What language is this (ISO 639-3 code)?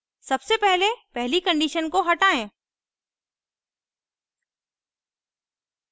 hin